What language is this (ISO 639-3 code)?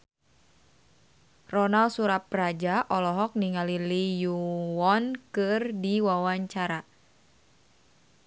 sun